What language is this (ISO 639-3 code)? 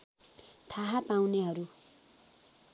nep